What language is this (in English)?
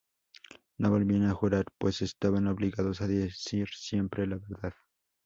Spanish